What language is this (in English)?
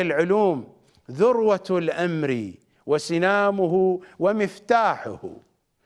Arabic